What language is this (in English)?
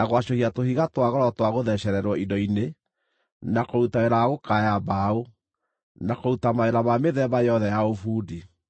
Kikuyu